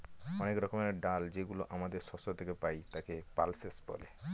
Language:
Bangla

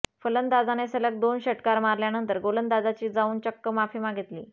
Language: Marathi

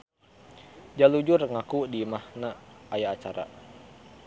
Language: Sundanese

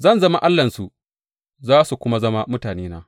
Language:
Hausa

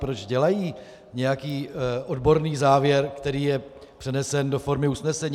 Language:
Czech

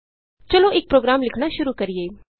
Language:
Punjabi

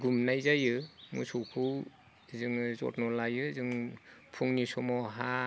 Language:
Bodo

